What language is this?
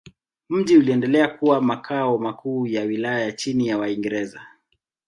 Swahili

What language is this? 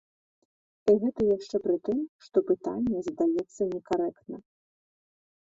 Belarusian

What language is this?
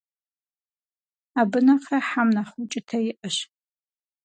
Kabardian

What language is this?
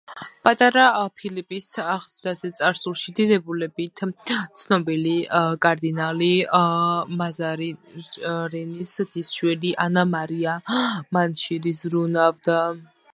Georgian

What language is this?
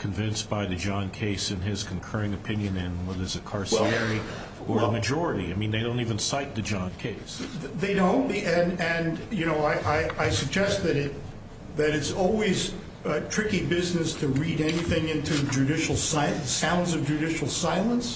English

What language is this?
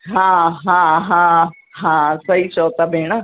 Sindhi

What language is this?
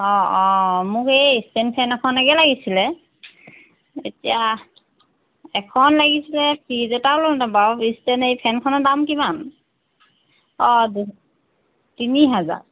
Assamese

